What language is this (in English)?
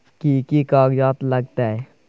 Maithili